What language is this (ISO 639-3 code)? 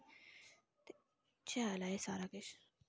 doi